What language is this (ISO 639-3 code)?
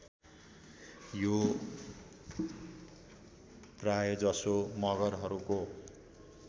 nep